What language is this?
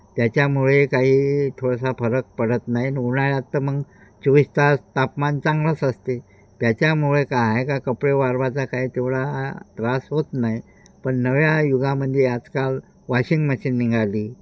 Marathi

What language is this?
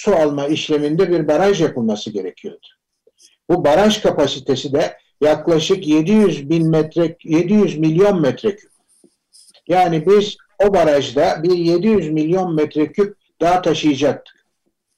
Turkish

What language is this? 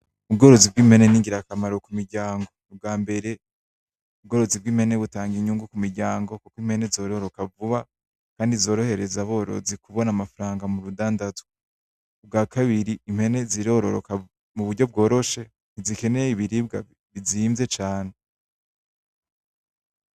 Rundi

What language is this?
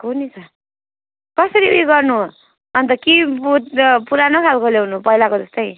Nepali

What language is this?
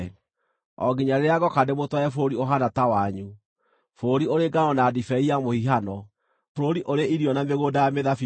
Kikuyu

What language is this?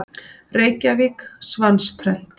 Icelandic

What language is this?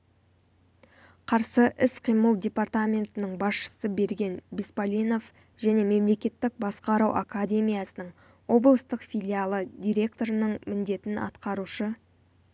Kazakh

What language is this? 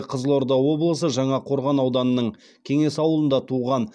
Kazakh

